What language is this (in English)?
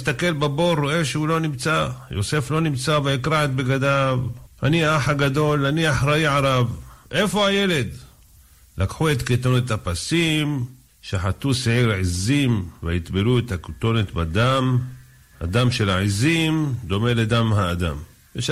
Hebrew